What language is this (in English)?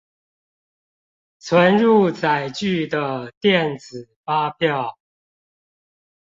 Chinese